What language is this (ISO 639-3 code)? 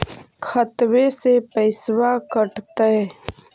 mag